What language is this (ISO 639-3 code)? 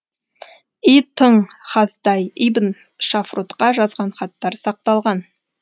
kaz